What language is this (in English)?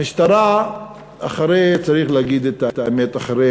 Hebrew